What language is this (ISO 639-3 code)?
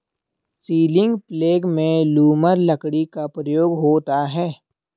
hin